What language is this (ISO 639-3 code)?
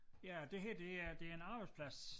dan